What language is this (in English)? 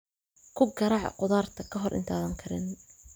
Somali